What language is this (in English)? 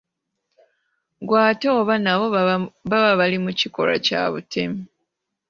Ganda